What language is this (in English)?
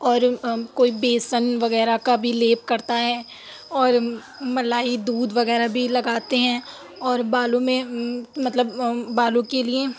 Urdu